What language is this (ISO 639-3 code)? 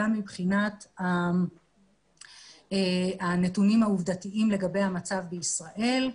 heb